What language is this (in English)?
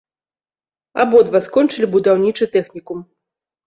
Belarusian